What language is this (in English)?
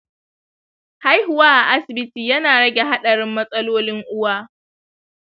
Hausa